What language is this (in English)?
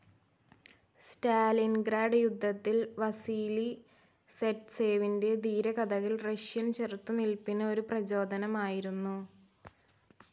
Malayalam